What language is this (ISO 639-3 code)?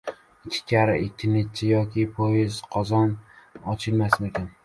uzb